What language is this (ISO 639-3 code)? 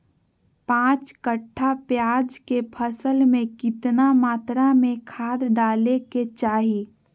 mag